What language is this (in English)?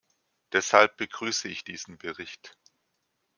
German